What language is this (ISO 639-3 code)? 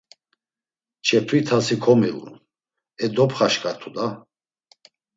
lzz